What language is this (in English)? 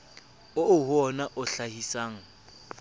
Southern Sotho